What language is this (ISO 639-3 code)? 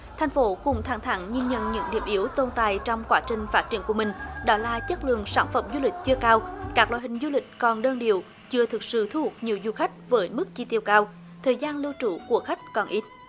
vie